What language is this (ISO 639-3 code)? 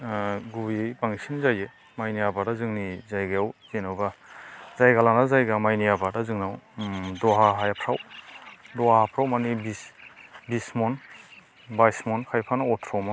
brx